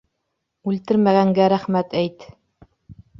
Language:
Bashkir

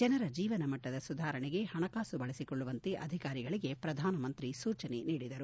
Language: Kannada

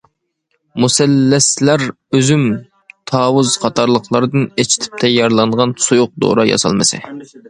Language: Uyghur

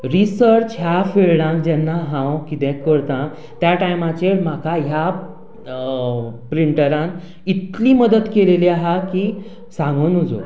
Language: Konkani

